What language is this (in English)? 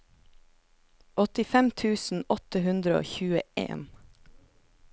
Norwegian